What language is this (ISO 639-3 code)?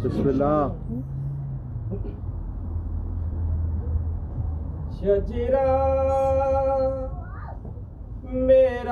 urd